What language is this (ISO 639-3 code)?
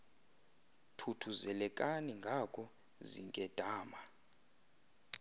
xho